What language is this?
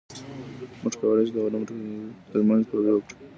Pashto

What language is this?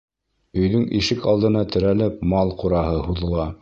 Bashkir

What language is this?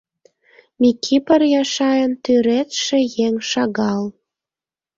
Mari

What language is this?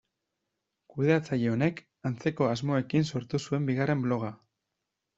Basque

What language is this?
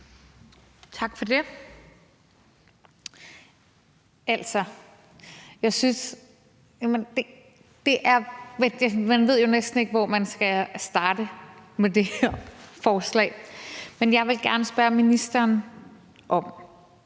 Danish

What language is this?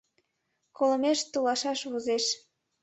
Mari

